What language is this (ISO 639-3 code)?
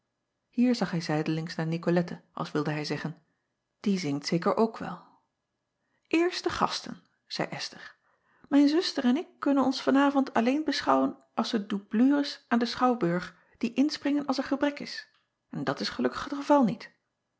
nld